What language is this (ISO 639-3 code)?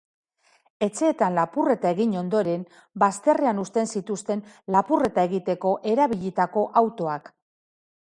eus